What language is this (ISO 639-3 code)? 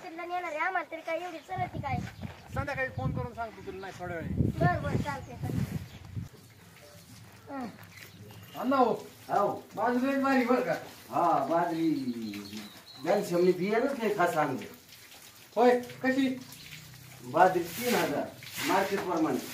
ron